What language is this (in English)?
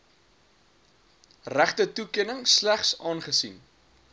Afrikaans